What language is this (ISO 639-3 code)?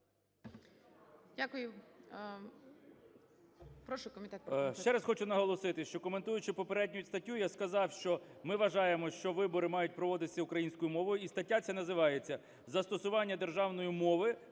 ukr